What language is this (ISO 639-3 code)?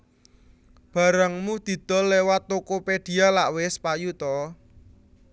jav